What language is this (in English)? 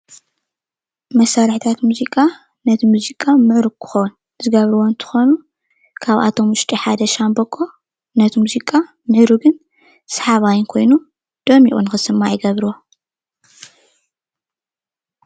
Tigrinya